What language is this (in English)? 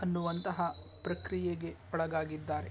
Kannada